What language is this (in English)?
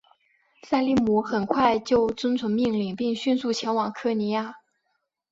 Chinese